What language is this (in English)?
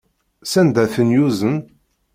Kabyle